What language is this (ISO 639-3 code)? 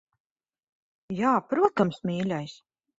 lav